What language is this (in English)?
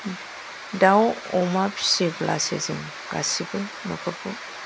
Bodo